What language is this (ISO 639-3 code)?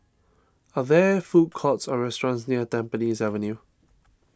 eng